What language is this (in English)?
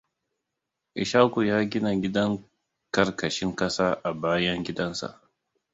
Hausa